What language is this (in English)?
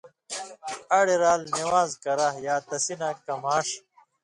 Indus Kohistani